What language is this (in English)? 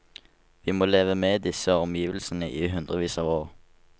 Norwegian